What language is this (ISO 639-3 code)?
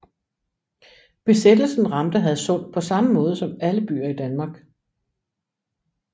dan